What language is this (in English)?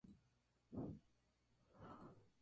Spanish